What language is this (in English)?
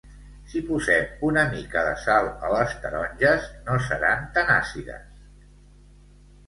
Catalan